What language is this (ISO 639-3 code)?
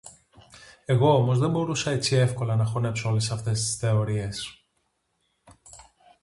ell